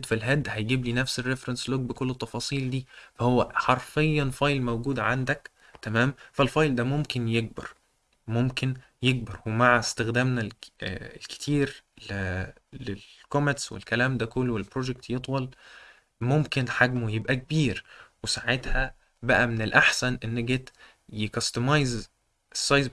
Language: Arabic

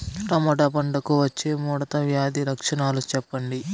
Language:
Telugu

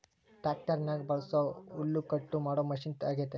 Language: Kannada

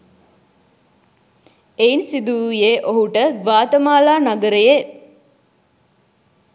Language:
Sinhala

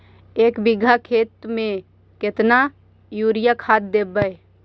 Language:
Magahi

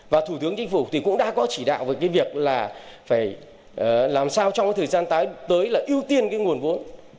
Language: Vietnamese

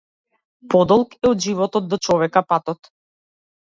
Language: Macedonian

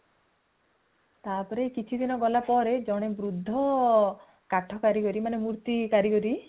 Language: Odia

